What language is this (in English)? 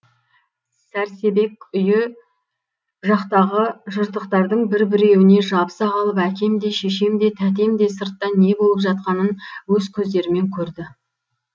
Kazakh